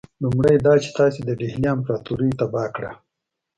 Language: Pashto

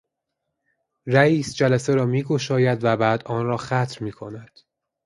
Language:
Persian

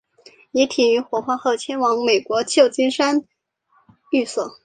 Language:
Chinese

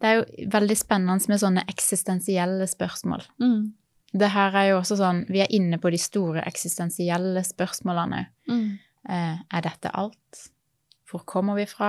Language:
Danish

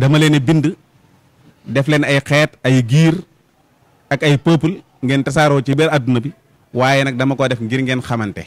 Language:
Indonesian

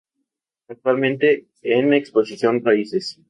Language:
Spanish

